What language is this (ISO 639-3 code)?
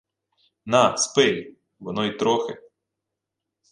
ukr